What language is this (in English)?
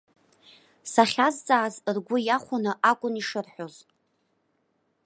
Abkhazian